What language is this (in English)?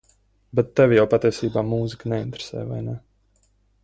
Latvian